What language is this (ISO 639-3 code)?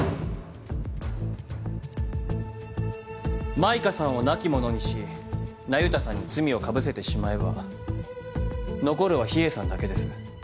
jpn